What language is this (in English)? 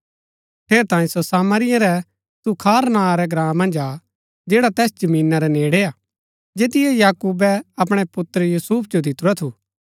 Gaddi